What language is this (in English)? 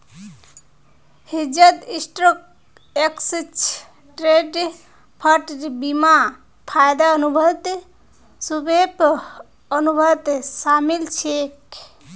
Magahi